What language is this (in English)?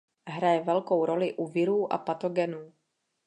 Czech